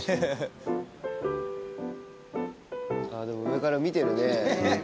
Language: Japanese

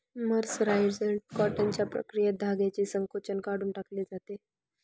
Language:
Marathi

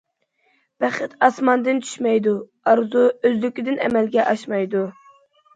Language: Uyghur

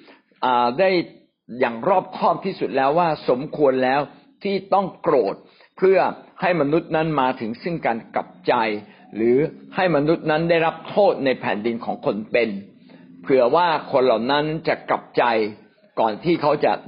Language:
Thai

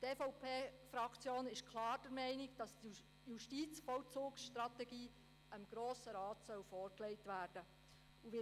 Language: Swiss German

